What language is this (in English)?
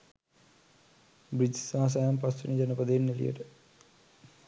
Sinhala